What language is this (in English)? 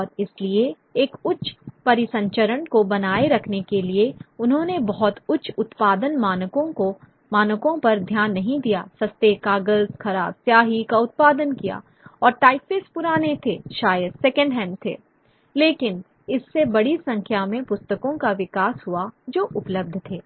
Hindi